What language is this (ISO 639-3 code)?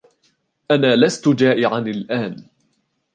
ara